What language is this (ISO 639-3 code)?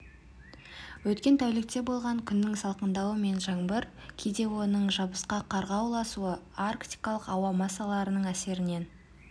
kaz